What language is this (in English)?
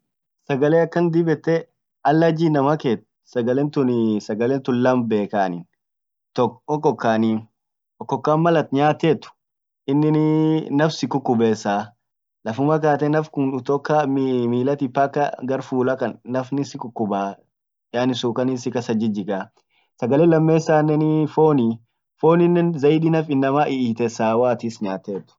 Orma